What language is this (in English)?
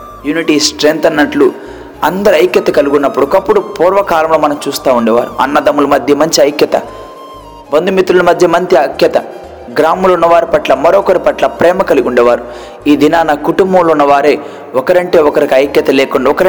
Telugu